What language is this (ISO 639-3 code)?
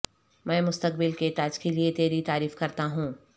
urd